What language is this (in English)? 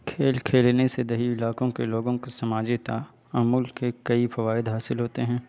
Urdu